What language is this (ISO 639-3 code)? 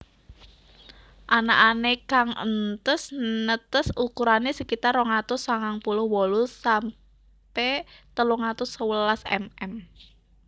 jav